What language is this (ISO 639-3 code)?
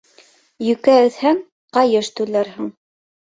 bak